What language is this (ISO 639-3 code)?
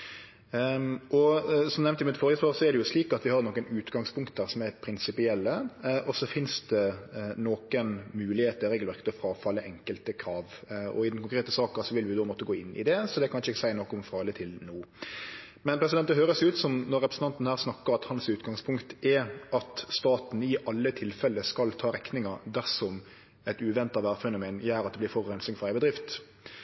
nno